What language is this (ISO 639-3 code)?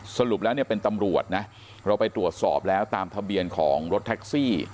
tha